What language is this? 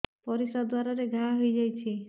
Odia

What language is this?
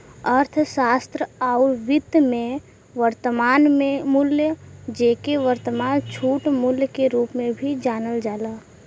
Bhojpuri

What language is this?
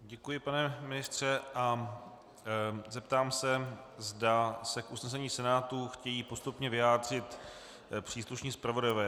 Czech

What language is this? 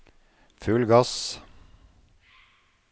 Norwegian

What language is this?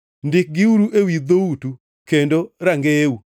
Luo (Kenya and Tanzania)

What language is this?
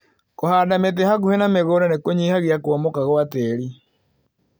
Kikuyu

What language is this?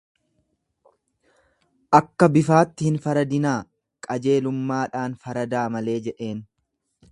Oromo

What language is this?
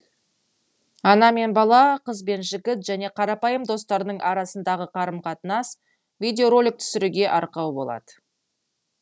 Kazakh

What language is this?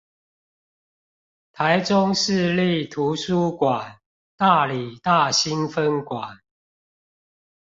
Chinese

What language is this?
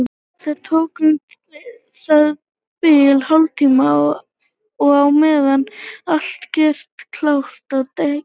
Icelandic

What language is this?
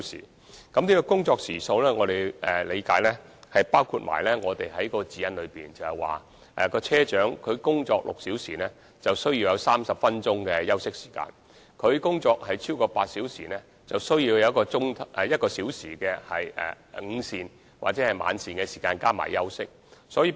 Cantonese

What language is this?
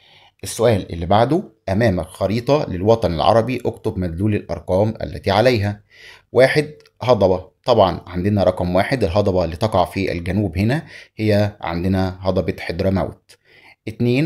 Arabic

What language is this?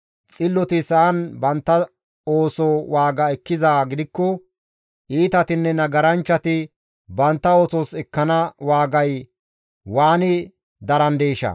Gamo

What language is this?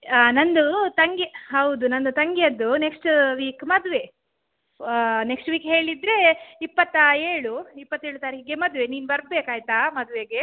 Kannada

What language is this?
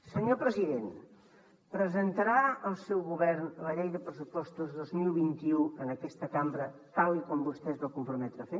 Catalan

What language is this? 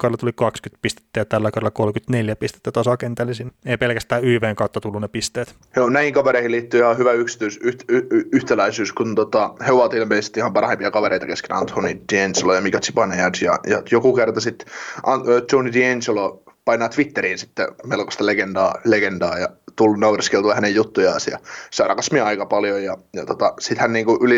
Finnish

